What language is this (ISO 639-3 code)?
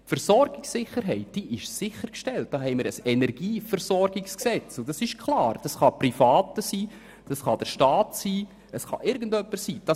gsw